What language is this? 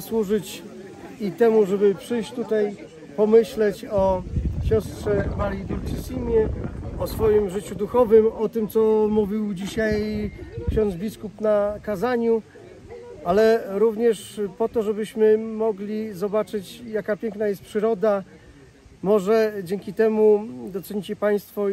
Polish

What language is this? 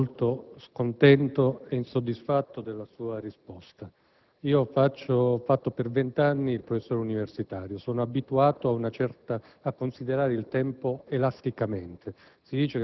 Italian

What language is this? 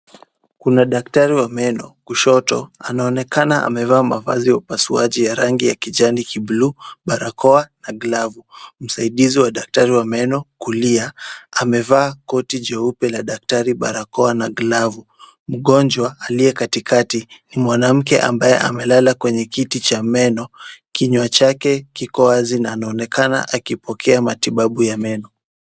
Swahili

